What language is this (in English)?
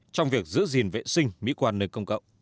Vietnamese